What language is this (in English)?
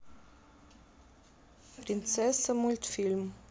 Russian